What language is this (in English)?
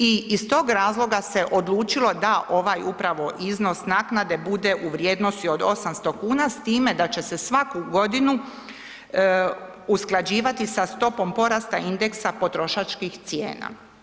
Croatian